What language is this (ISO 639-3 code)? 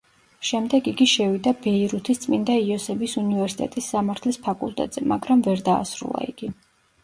kat